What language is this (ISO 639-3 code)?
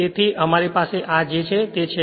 guj